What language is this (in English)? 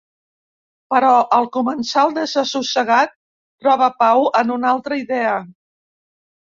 Catalan